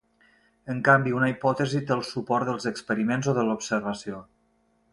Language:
Catalan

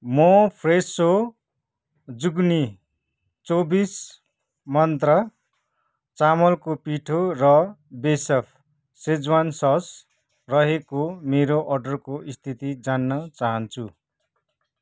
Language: Nepali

